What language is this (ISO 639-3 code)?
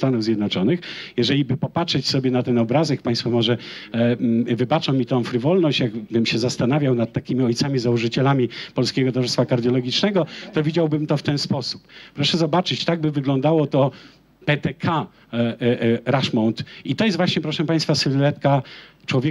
pol